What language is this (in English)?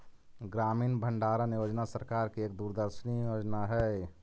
Magahi